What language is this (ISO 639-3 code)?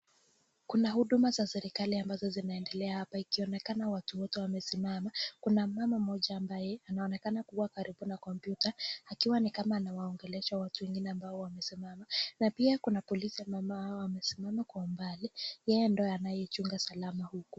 swa